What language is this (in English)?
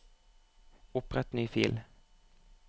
Norwegian